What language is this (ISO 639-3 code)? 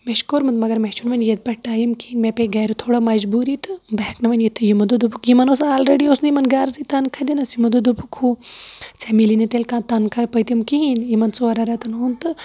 kas